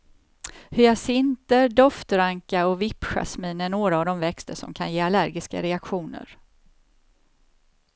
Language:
Swedish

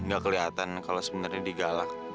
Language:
Indonesian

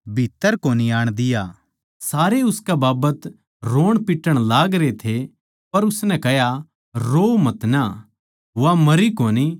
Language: Haryanvi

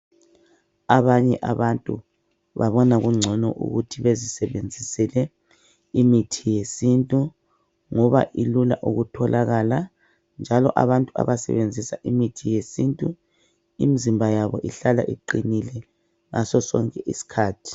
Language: North Ndebele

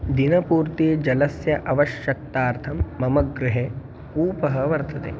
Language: Sanskrit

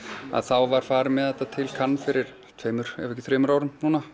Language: Icelandic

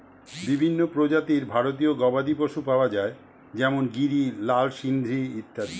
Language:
Bangla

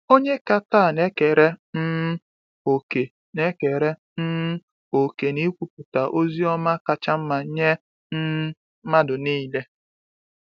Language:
Igbo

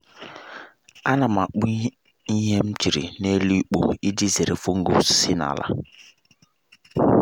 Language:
Igbo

